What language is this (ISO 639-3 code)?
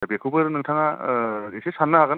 brx